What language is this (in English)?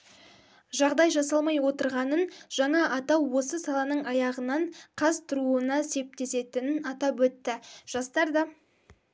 Kazakh